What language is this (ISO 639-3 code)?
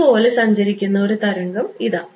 mal